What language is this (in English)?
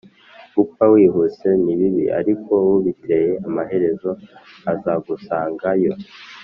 Kinyarwanda